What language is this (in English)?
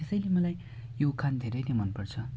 Nepali